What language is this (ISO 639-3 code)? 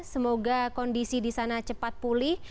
ind